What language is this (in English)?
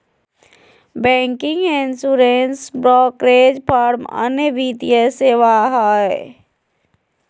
Magahi